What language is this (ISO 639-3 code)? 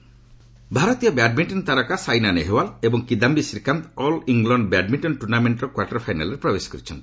ori